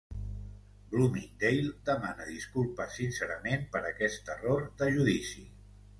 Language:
Catalan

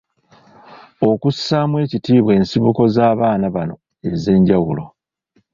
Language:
Ganda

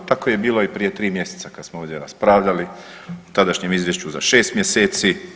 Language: Croatian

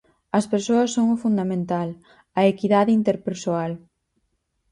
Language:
Galician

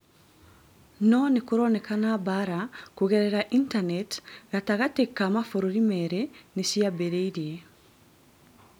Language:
Kikuyu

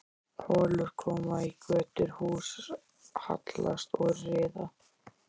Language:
Icelandic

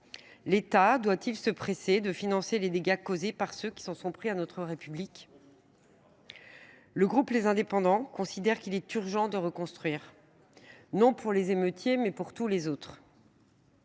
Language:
French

